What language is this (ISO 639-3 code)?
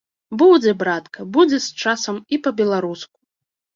bel